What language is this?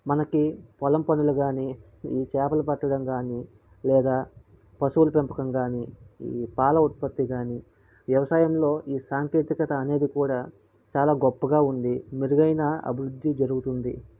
Telugu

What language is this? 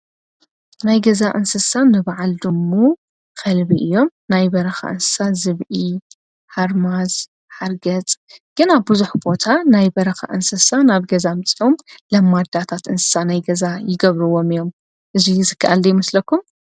Tigrinya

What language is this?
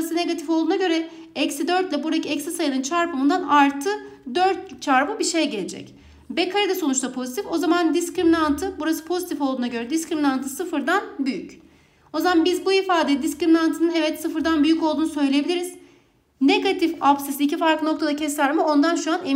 Turkish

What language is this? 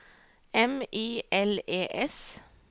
Norwegian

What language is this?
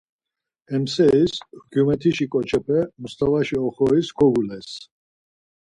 Laz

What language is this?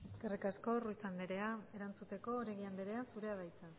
Basque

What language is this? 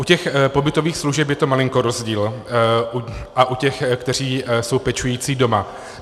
Czech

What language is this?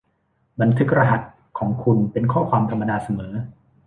Thai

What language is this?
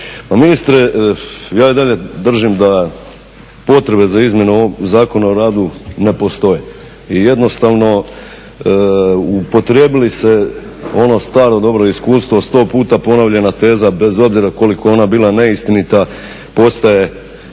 Croatian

